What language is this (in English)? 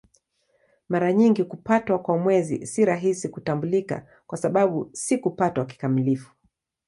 Swahili